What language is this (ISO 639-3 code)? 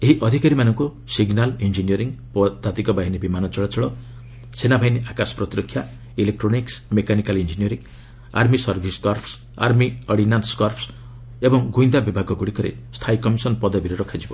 ori